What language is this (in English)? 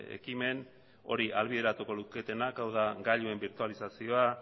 Basque